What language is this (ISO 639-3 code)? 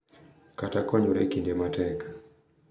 luo